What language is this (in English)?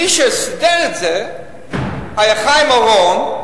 Hebrew